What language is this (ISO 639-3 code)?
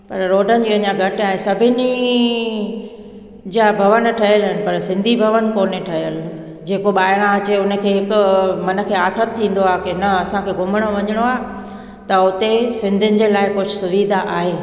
snd